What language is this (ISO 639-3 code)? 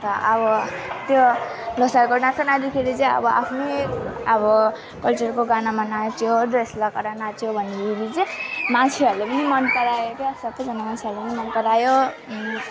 nep